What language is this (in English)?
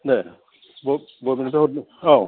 Bodo